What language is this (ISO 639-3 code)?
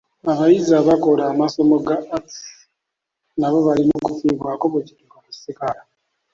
lug